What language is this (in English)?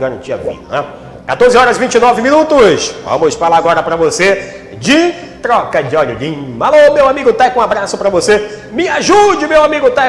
Portuguese